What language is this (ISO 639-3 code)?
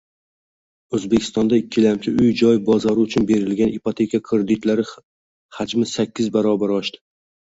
uzb